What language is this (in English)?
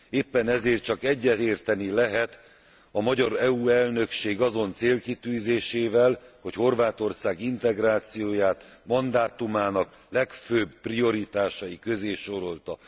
Hungarian